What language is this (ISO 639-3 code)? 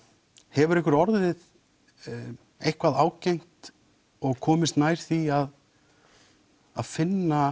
isl